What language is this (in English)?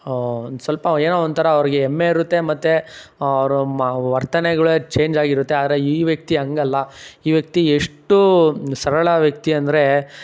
Kannada